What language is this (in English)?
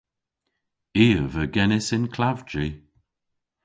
Cornish